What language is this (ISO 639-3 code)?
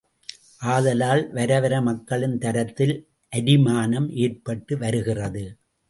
tam